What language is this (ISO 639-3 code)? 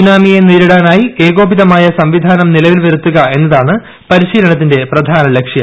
mal